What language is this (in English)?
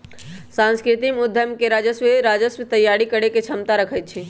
Magahi